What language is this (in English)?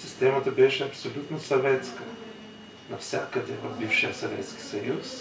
Bulgarian